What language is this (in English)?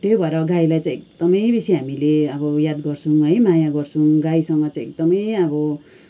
Nepali